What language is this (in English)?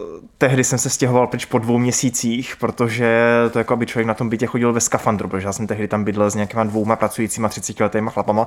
Czech